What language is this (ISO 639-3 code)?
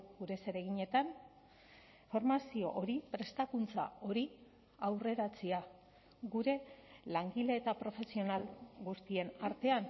eus